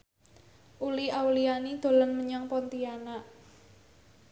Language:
Javanese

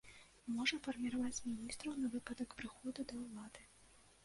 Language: Belarusian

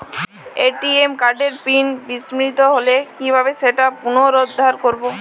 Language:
Bangla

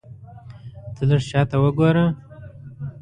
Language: Pashto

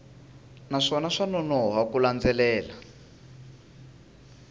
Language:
Tsonga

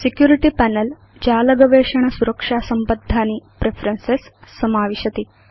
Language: Sanskrit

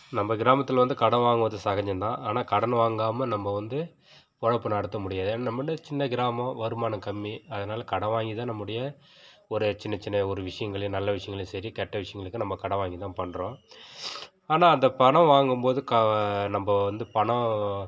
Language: Tamil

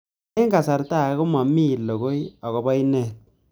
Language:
Kalenjin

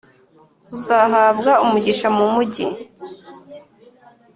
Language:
Kinyarwanda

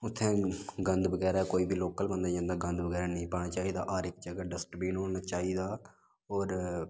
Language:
Dogri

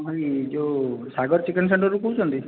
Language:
Odia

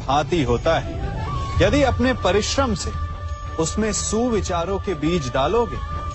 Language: Hindi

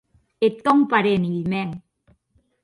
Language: Occitan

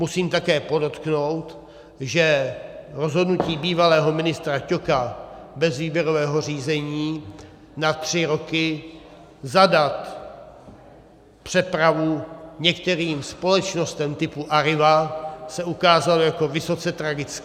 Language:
Czech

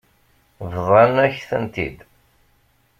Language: Kabyle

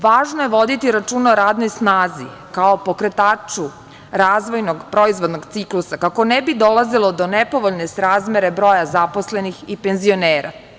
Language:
Serbian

